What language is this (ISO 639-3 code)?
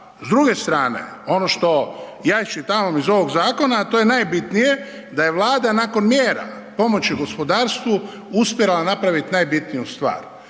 hrv